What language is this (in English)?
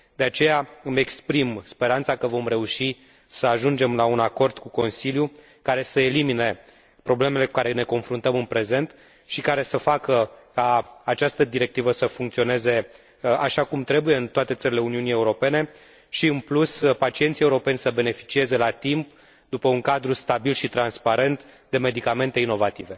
Romanian